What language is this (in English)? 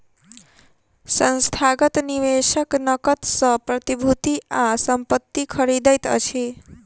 Maithili